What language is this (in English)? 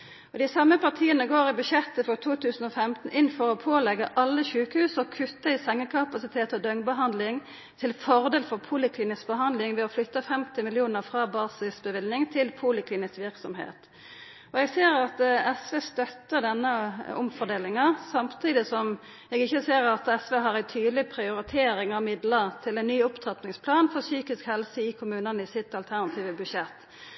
Norwegian Nynorsk